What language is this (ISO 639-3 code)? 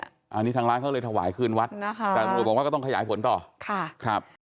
tha